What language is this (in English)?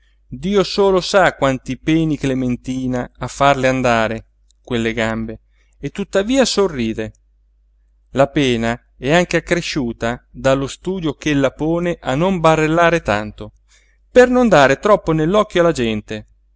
Italian